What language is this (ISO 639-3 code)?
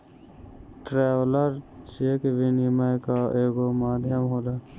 bho